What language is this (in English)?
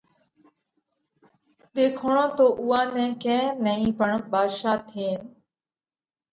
Parkari Koli